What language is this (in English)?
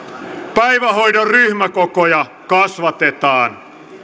Finnish